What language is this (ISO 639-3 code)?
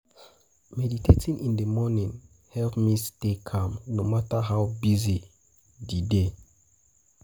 pcm